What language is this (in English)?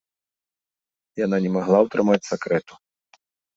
Belarusian